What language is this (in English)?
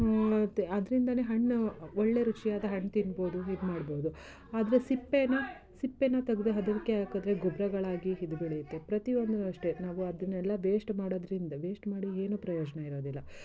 Kannada